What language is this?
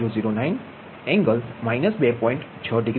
Gujarati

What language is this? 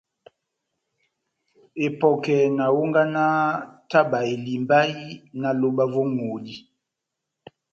Batanga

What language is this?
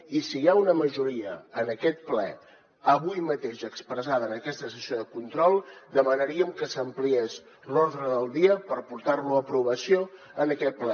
Catalan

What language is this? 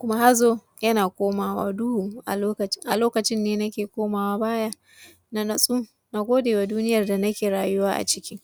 Hausa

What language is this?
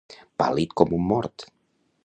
Catalan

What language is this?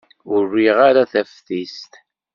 Kabyle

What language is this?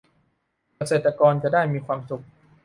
Thai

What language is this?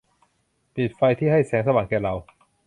Thai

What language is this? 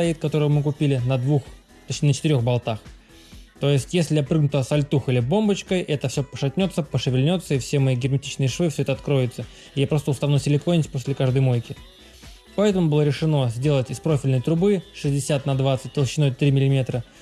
Russian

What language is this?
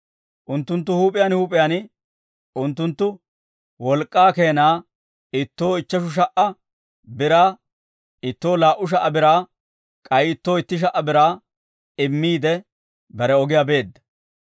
Dawro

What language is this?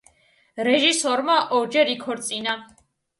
Georgian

